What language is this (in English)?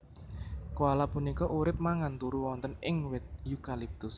Javanese